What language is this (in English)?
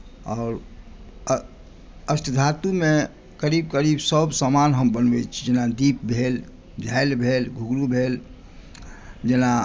Maithili